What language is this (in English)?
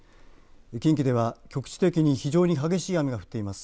Japanese